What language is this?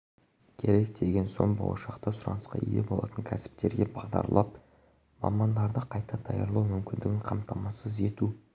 Kazakh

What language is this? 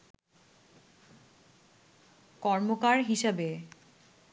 Bangla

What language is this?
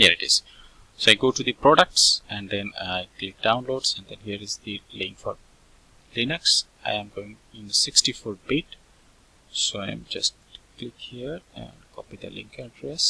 English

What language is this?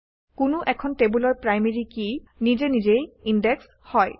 Assamese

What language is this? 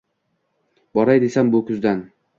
Uzbek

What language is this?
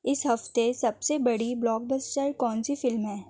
Urdu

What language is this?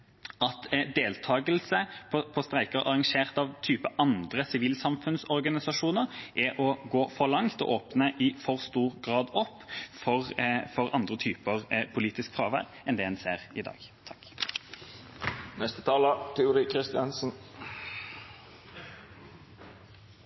Norwegian Bokmål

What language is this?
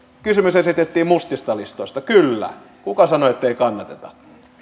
Finnish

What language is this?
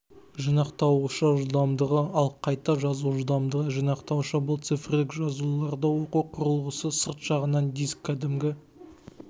Kazakh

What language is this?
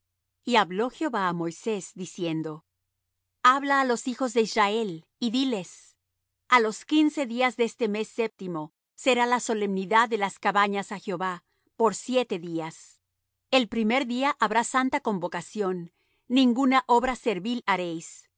Spanish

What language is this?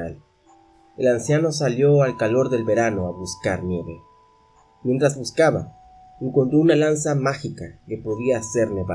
Spanish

